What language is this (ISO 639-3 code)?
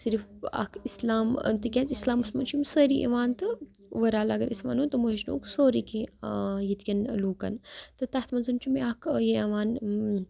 kas